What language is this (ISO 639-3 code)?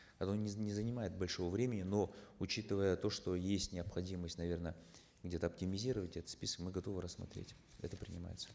kaz